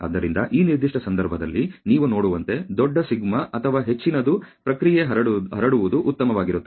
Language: Kannada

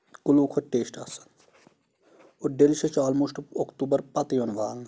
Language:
Kashmiri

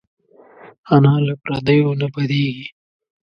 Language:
Pashto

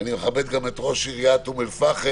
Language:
Hebrew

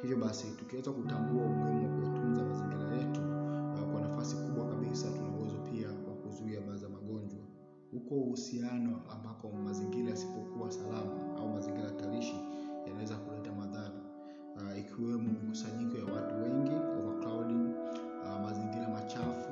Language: Swahili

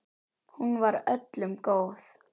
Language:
Icelandic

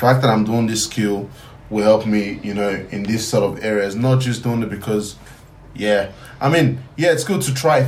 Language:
English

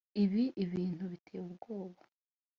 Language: Kinyarwanda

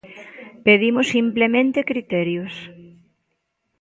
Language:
Galician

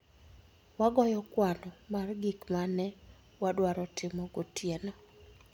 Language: Luo (Kenya and Tanzania)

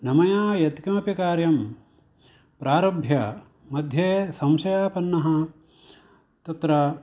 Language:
Sanskrit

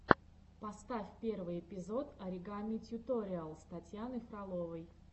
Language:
Russian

